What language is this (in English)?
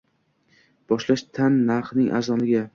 Uzbek